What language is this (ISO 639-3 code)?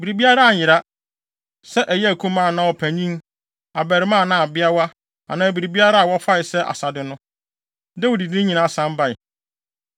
aka